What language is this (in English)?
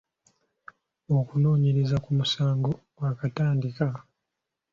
Ganda